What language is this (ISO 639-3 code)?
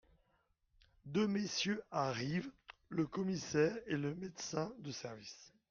fra